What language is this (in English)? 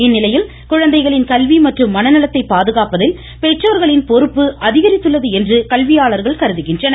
Tamil